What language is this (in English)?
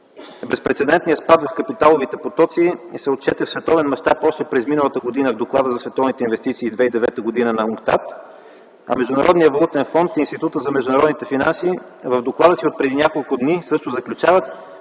Bulgarian